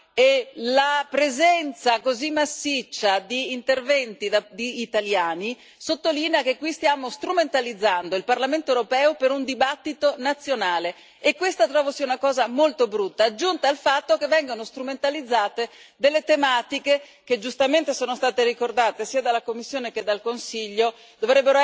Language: Italian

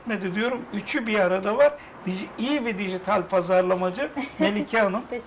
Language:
Turkish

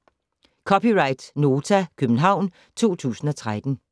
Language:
Danish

